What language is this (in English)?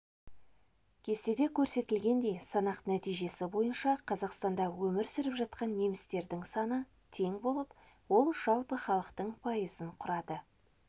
Kazakh